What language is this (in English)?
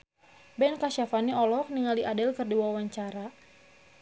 Sundanese